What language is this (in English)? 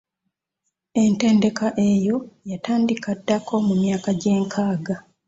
Ganda